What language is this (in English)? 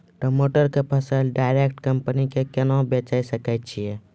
Maithili